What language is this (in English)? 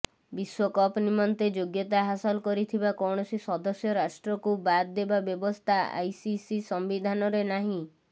Odia